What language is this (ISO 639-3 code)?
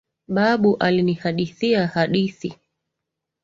swa